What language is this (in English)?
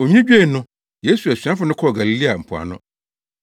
Akan